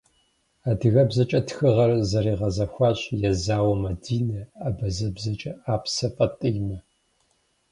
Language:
Kabardian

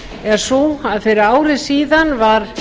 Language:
Icelandic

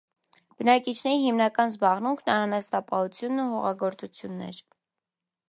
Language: Armenian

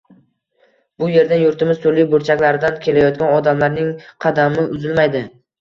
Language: Uzbek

